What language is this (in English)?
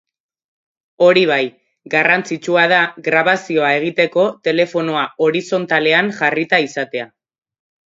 Basque